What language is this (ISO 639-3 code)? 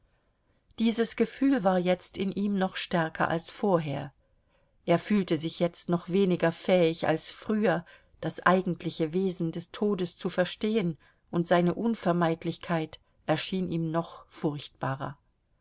deu